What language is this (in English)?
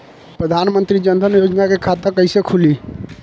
Bhojpuri